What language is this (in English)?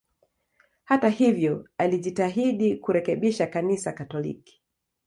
Swahili